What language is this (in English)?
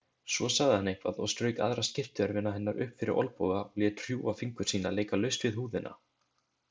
Icelandic